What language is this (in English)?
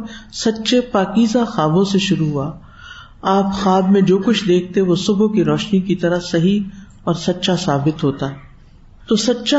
Urdu